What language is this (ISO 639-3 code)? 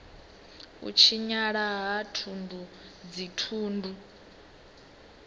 ven